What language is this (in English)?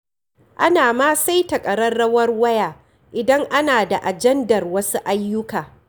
Hausa